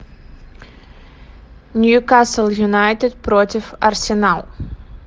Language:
Russian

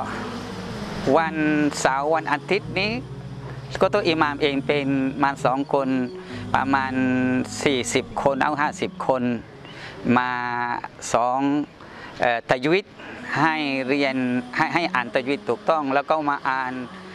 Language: Thai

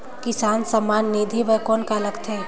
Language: Chhattisgarhi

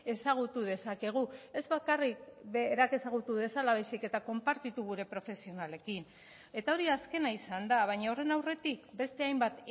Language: Basque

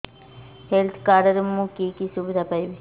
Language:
Odia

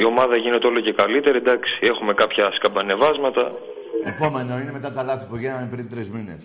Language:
Greek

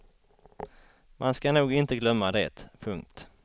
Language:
Swedish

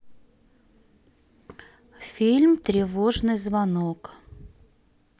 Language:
Russian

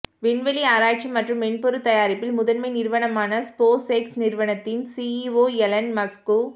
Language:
Tamil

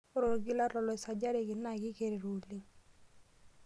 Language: Masai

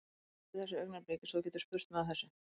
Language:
Icelandic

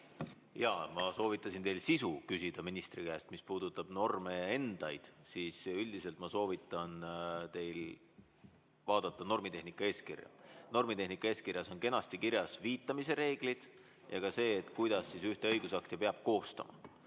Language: Estonian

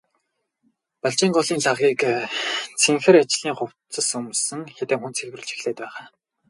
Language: Mongolian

